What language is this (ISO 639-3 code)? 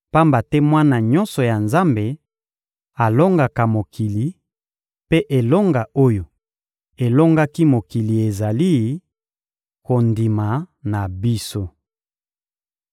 lin